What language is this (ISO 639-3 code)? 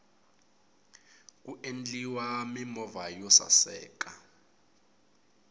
tso